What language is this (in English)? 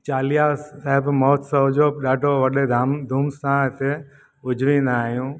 Sindhi